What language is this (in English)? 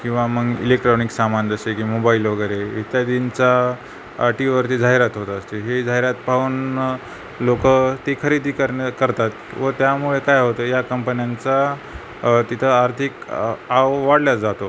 Marathi